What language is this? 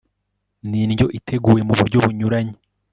Kinyarwanda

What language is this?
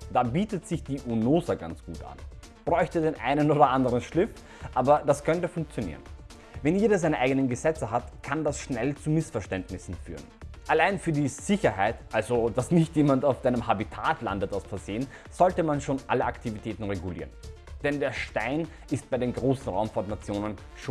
German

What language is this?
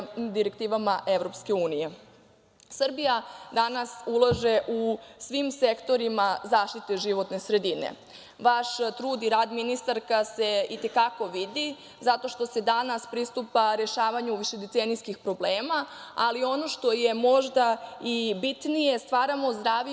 Serbian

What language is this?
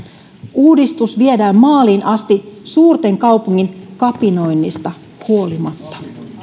Finnish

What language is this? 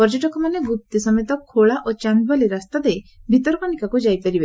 Odia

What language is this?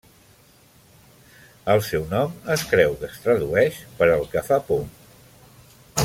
Catalan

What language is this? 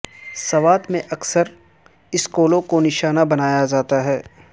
Urdu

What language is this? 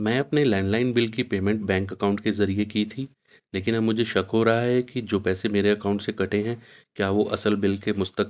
Urdu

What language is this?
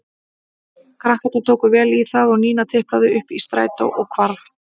Icelandic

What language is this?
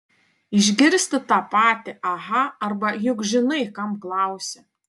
Lithuanian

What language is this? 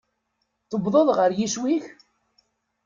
Kabyle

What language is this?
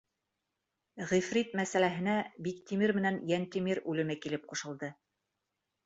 Bashkir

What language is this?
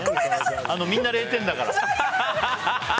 Japanese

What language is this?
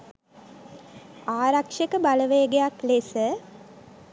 Sinhala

